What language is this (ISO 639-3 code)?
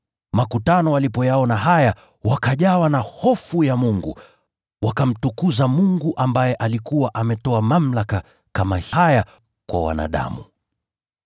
swa